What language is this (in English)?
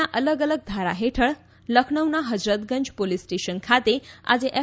Gujarati